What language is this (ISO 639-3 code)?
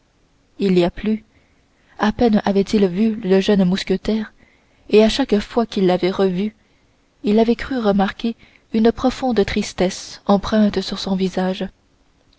fra